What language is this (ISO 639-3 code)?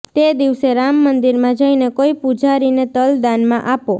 guj